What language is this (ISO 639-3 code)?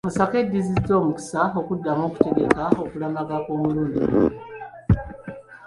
lug